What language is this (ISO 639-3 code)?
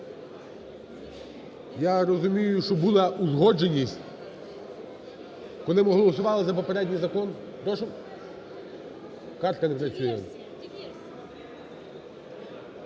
ukr